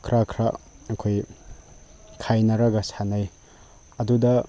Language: Manipuri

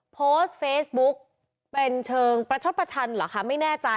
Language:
Thai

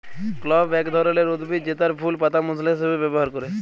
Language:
Bangla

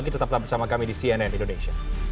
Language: Indonesian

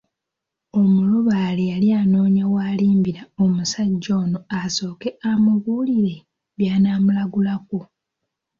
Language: Ganda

